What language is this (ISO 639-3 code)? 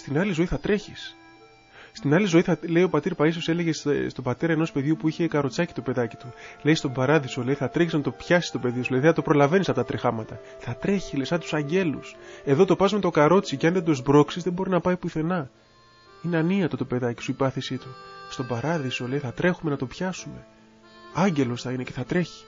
ell